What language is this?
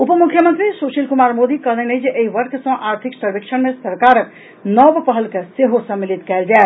Maithili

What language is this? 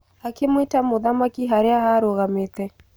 Kikuyu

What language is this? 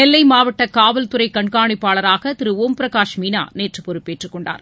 Tamil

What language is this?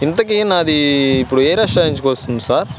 Telugu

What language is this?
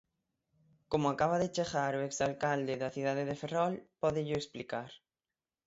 Galician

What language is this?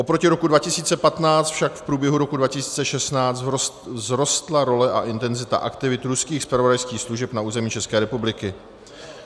Czech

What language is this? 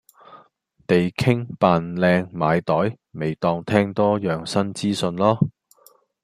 Cantonese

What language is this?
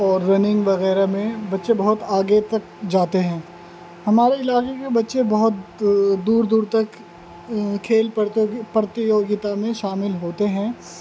Urdu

